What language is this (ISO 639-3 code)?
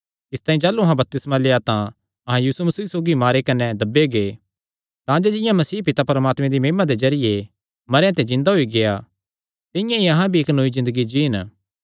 xnr